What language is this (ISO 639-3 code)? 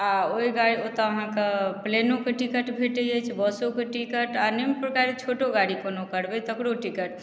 mai